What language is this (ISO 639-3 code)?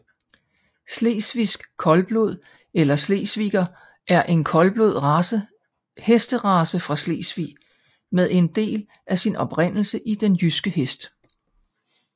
dan